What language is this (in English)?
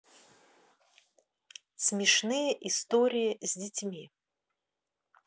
Russian